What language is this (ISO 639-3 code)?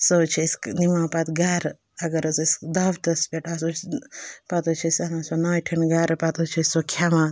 kas